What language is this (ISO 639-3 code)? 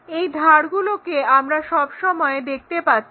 ben